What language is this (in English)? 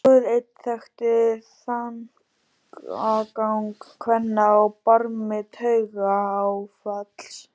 Icelandic